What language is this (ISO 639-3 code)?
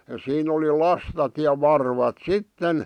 fin